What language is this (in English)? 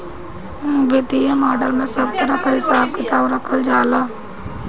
Bhojpuri